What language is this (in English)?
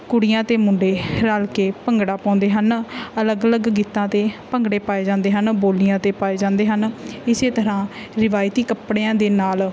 Punjabi